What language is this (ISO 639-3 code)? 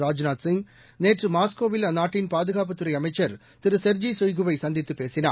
tam